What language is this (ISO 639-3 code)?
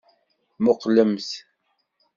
kab